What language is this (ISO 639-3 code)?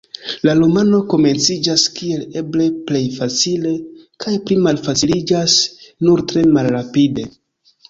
epo